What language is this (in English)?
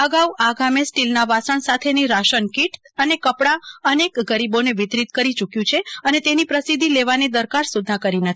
Gujarati